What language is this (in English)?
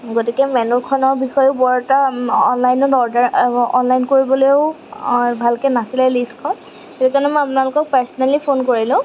Assamese